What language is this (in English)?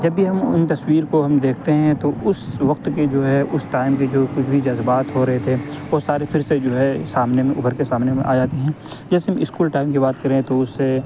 Urdu